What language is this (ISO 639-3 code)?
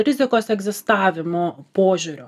lit